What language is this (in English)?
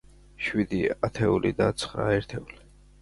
Georgian